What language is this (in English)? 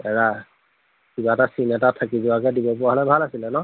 Assamese